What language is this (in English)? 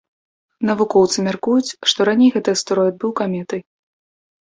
Belarusian